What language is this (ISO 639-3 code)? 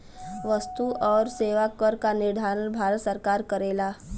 bho